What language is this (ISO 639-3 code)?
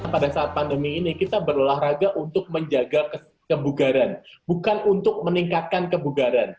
ind